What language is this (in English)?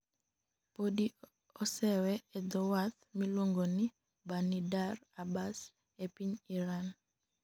Luo (Kenya and Tanzania)